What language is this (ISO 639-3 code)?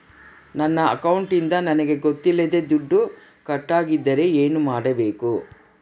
kan